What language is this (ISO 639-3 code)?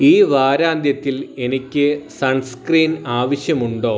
mal